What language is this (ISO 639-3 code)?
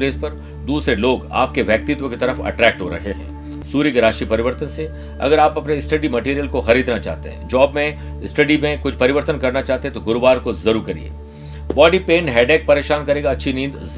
hin